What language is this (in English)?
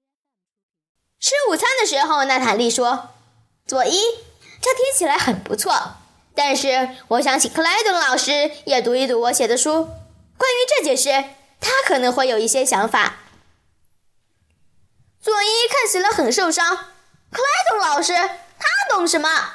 Chinese